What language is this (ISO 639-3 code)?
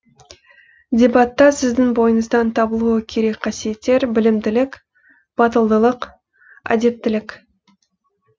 kaz